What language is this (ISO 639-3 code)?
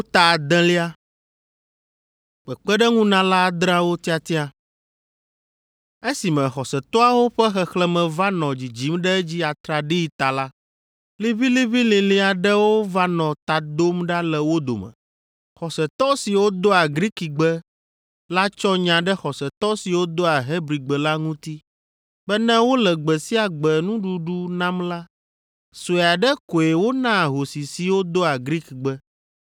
ewe